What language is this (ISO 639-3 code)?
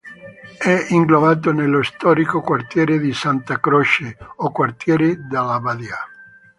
ita